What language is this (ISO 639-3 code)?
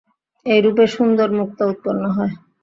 ben